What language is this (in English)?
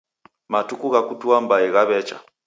Taita